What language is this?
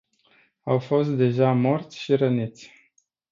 Romanian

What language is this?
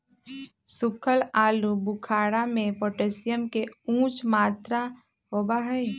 Magahi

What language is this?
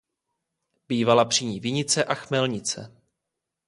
Czech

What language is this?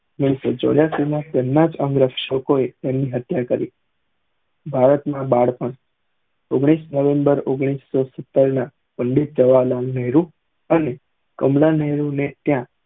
Gujarati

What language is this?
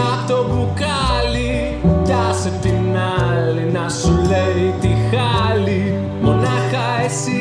Greek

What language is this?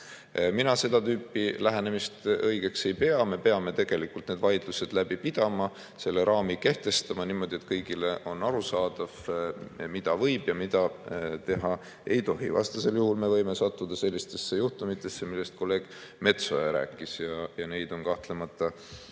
Estonian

